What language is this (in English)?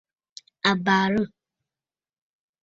Bafut